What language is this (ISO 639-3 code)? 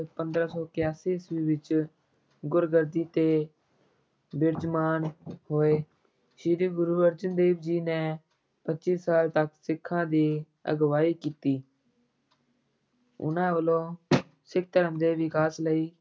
pan